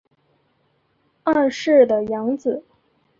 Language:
Chinese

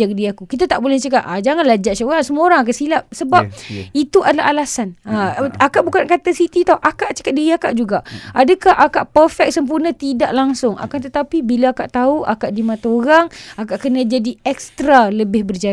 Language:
Malay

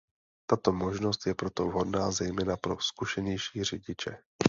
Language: Czech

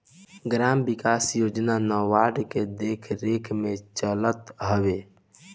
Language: Bhojpuri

